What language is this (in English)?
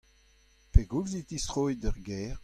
Breton